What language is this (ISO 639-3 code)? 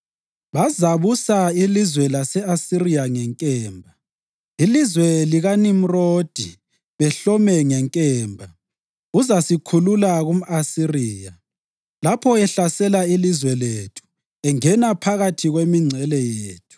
nde